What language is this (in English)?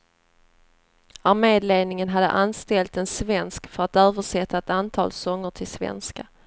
Swedish